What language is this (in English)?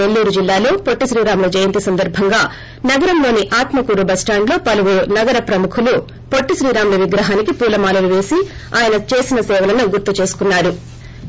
Telugu